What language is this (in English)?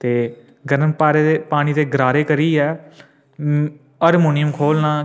Dogri